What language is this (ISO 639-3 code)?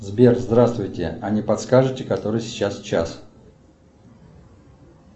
rus